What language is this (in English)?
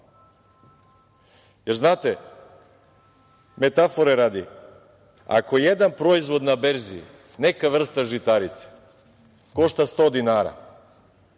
Serbian